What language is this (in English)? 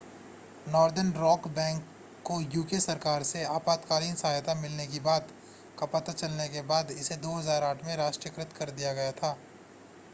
Hindi